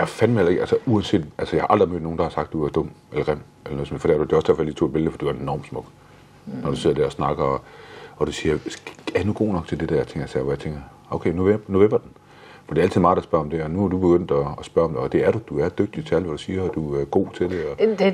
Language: Danish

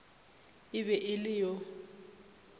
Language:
Northern Sotho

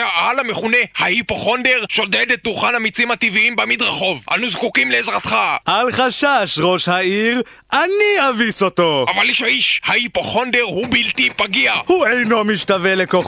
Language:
Hebrew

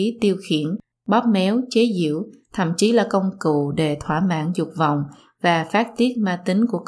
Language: Vietnamese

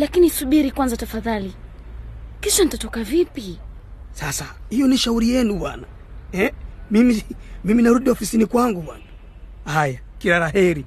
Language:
Swahili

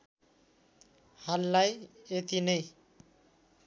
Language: Nepali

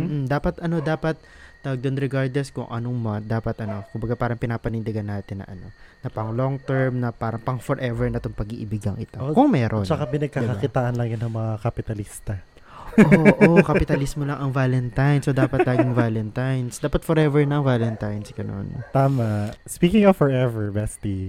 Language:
Filipino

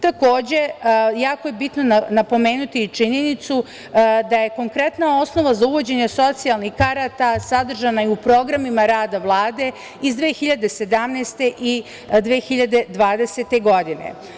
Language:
Serbian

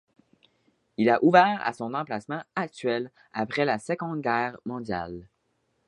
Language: French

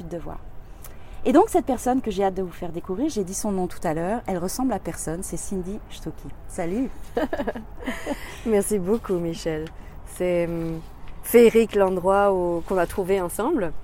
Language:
French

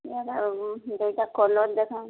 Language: Odia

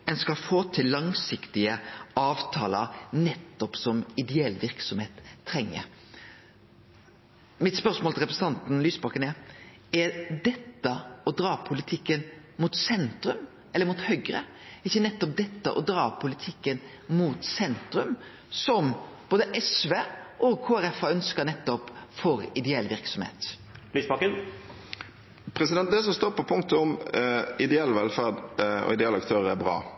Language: Norwegian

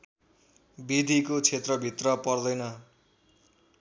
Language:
Nepali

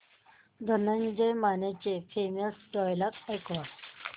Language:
Marathi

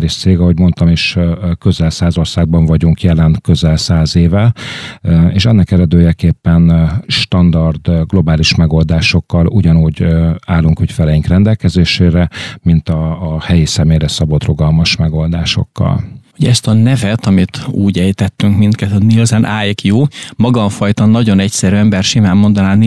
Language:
Hungarian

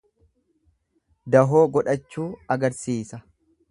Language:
Oromo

